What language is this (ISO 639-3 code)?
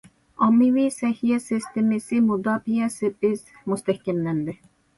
uig